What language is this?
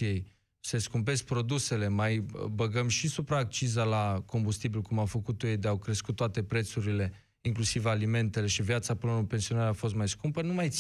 Romanian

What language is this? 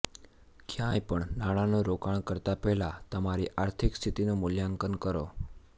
Gujarati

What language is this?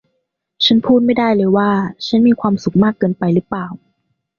Thai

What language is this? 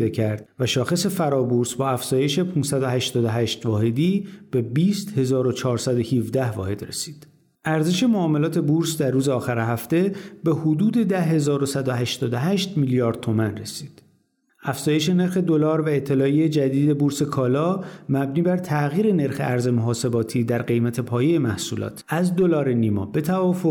Persian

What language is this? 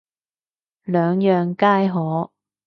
Cantonese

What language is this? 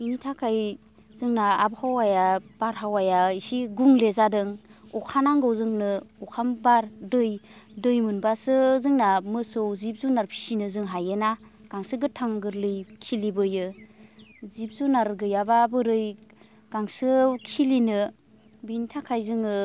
Bodo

